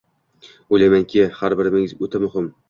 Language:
Uzbek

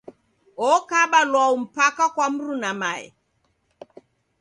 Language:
Taita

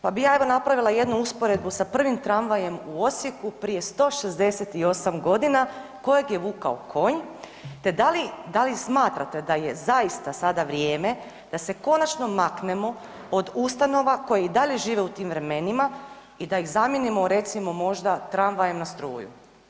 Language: Croatian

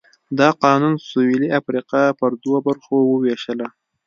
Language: Pashto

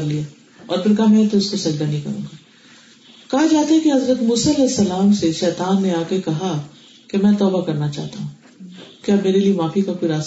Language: Urdu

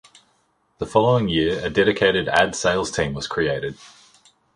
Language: English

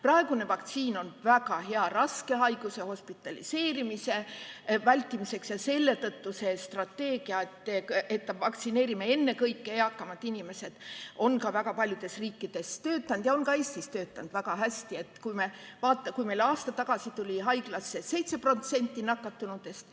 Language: Estonian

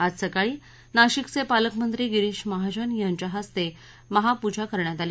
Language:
Marathi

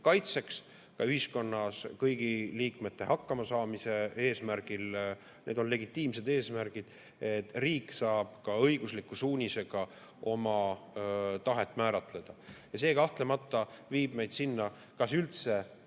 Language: Estonian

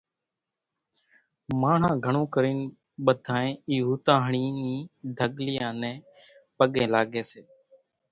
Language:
Kachi Koli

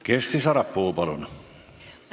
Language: Estonian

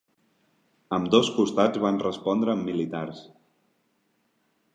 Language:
Catalan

